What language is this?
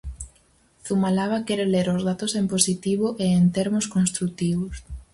Galician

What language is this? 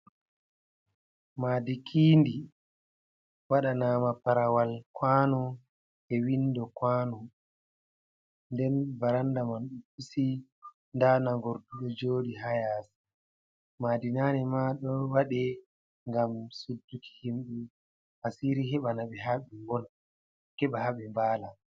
Fula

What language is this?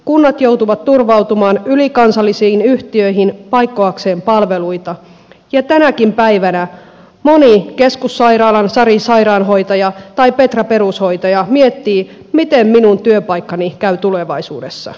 Finnish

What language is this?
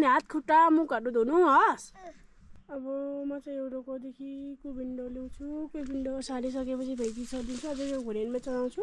Arabic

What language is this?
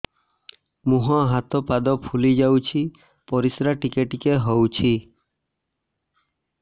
Odia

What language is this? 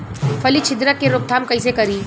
Bhojpuri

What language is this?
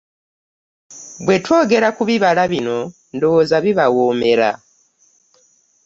Ganda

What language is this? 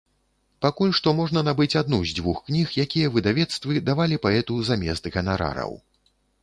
Belarusian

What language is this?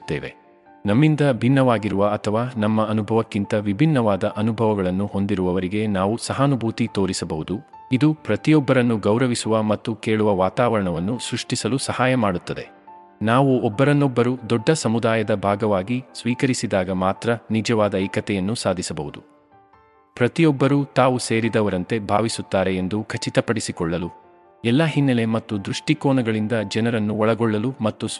Kannada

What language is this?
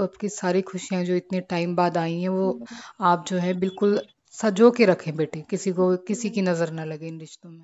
Hindi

